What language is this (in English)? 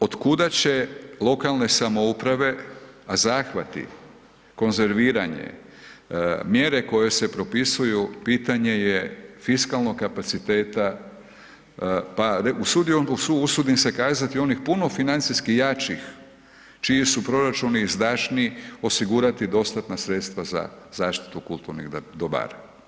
Croatian